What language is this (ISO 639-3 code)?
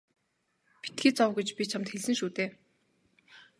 mon